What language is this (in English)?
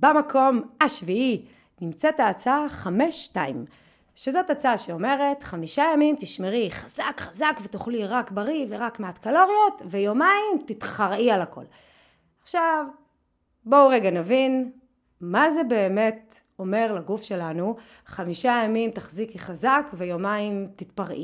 Hebrew